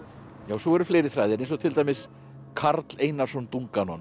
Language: Icelandic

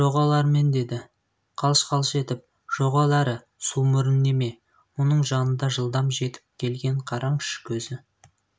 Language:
Kazakh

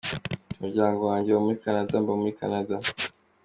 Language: Kinyarwanda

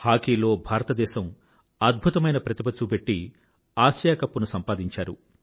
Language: Telugu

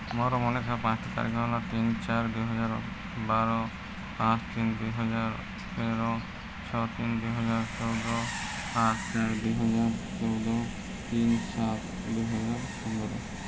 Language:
Odia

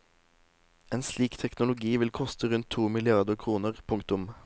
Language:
Norwegian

